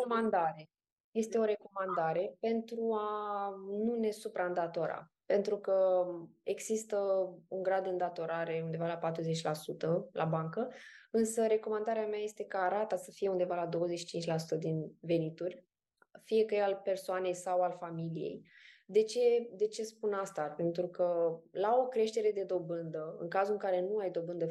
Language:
Romanian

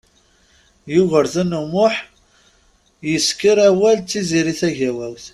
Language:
Kabyle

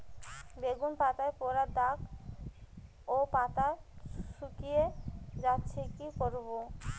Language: Bangla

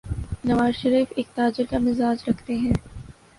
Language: Urdu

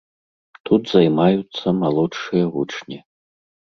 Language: Belarusian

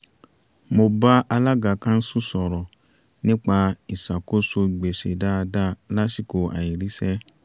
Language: Yoruba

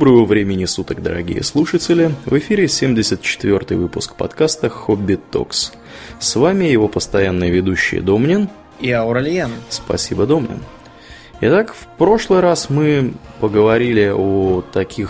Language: Russian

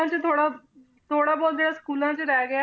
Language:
Punjabi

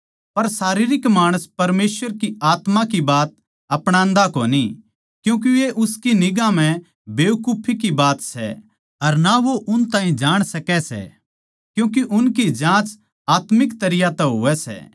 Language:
Haryanvi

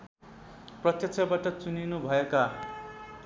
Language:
Nepali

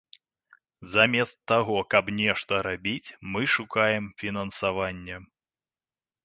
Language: Belarusian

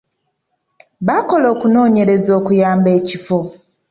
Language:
Ganda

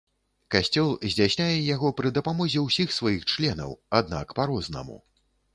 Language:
Belarusian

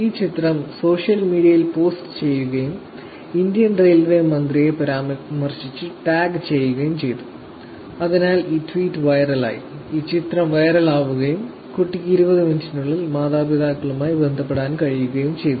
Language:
Malayalam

